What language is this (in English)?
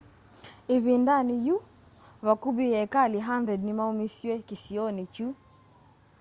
Kamba